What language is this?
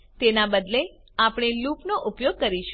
Gujarati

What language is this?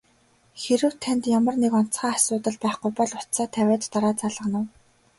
Mongolian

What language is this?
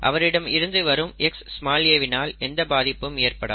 Tamil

